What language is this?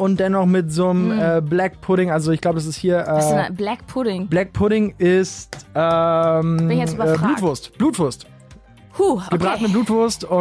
German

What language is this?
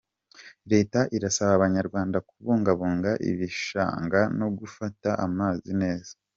Kinyarwanda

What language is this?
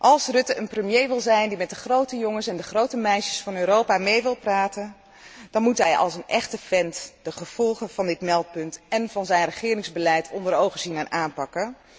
Dutch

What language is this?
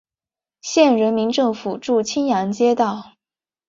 Chinese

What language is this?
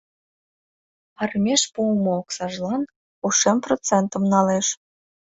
Mari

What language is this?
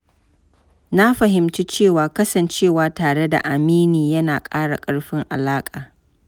Hausa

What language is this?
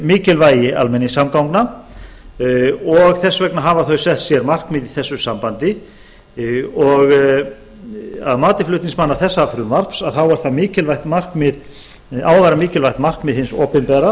Icelandic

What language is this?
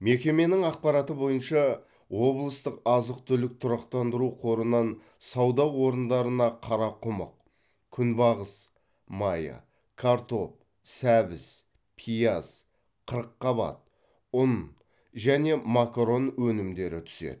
Kazakh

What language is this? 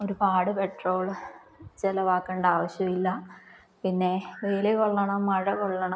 Malayalam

